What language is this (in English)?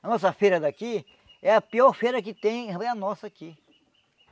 Portuguese